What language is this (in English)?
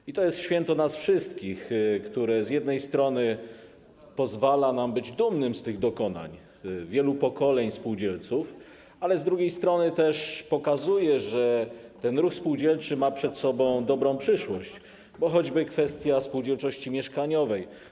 Polish